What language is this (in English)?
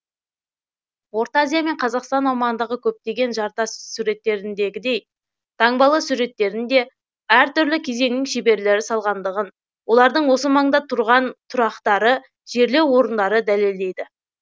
Kazakh